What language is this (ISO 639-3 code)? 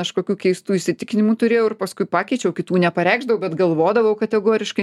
lit